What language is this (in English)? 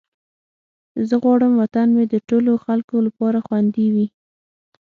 Pashto